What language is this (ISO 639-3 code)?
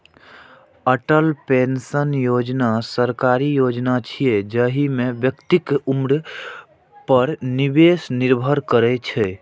mai